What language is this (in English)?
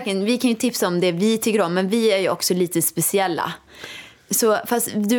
Swedish